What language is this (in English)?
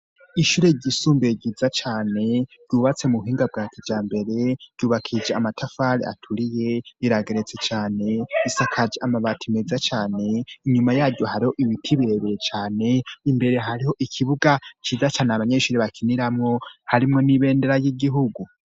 Rundi